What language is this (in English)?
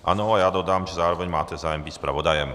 Czech